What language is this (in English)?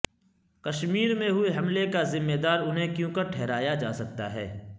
Urdu